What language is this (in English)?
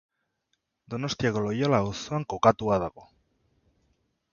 Basque